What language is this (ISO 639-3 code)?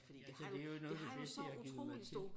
dan